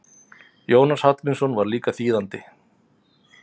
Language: Icelandic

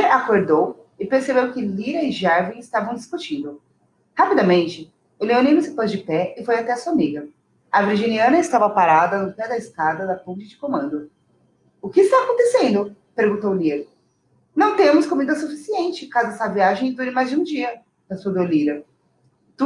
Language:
Portuguese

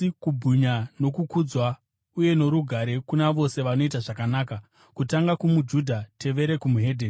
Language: Shona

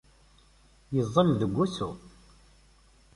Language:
Kabyle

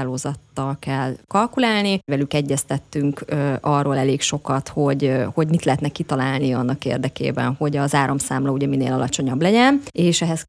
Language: Hungarian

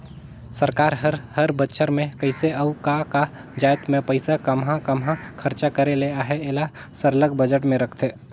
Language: Chhattisgarhi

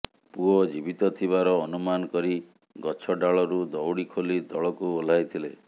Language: Odia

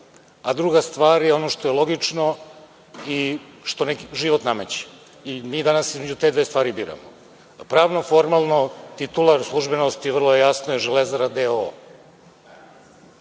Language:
Serbian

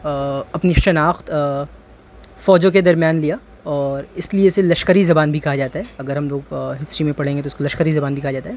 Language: Urdu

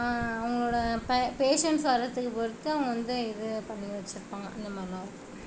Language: Tamil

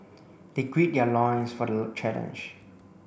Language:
English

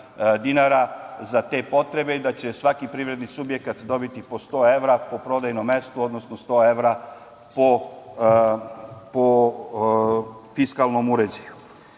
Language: Serbian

